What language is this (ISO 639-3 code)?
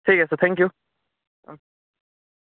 asm